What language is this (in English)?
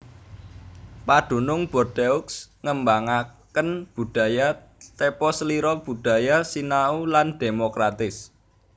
Javanese